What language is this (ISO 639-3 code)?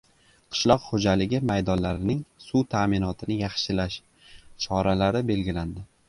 uzb